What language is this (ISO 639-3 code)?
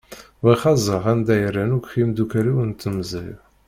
kab